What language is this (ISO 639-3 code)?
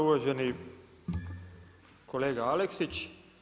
hrv